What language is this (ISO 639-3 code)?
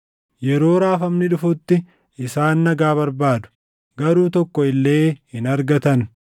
orm